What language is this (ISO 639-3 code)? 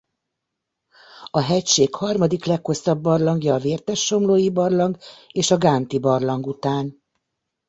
hun